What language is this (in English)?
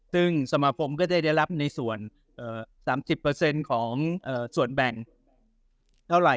Thai